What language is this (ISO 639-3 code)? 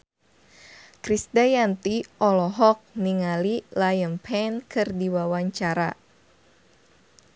sun